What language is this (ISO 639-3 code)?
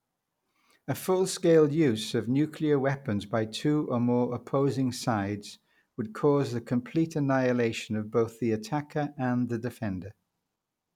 eng